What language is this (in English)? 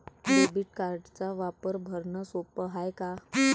Marathi